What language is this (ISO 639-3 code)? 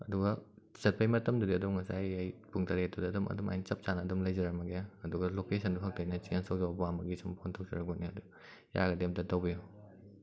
mni